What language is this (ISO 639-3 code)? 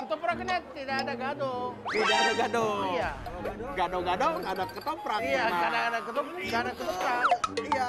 ind